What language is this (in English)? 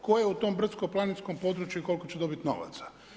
Croatian